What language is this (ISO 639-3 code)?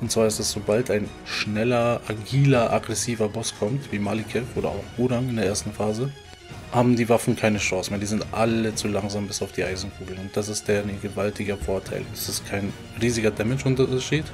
deu